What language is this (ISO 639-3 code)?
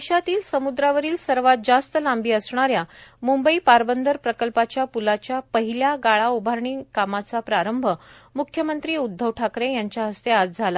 mar